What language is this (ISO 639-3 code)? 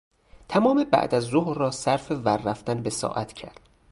fas